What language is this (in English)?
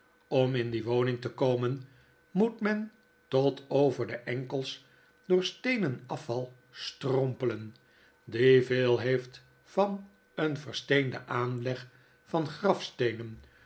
Dutch